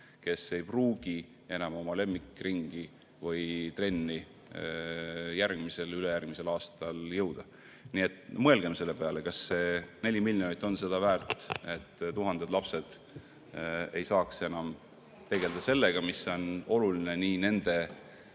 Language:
Estonian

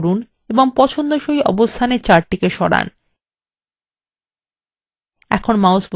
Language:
Bangla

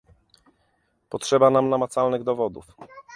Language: Polish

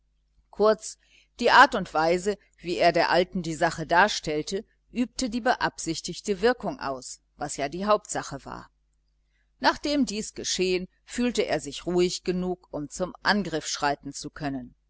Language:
German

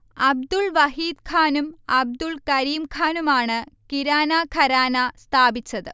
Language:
Malayalam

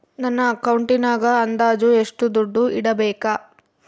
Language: Kannada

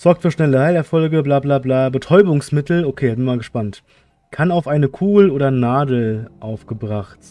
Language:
German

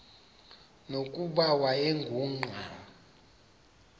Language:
Xhosa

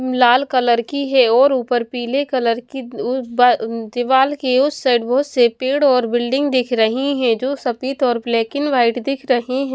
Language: Hindi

